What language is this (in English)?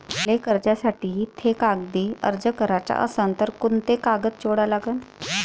Marathi